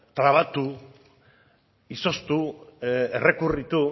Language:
Basque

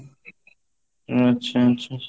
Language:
Odia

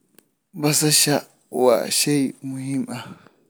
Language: Somali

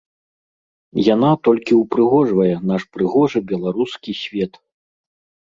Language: Belarusian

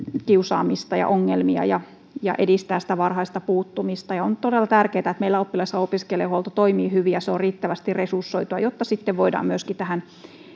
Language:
Finnish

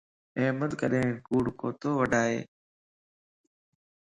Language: Lasi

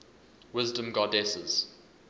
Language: English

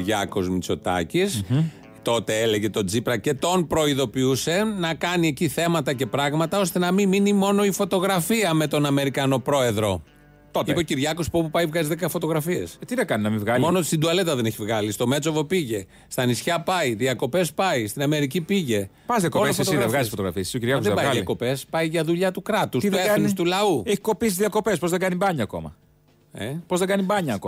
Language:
Greek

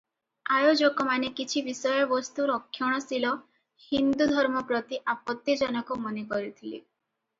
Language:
Odia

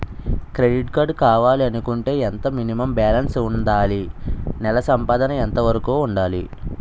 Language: Telugu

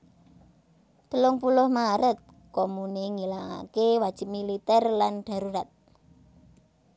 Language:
Javanese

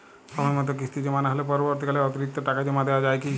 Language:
Bangla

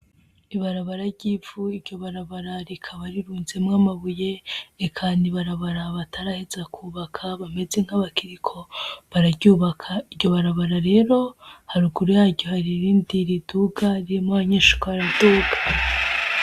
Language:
Rundi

